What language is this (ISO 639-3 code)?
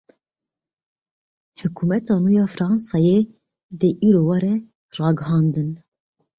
kur